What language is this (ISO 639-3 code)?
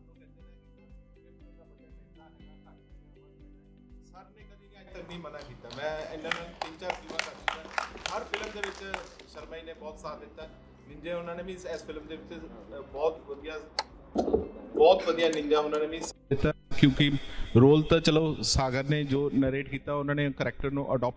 pan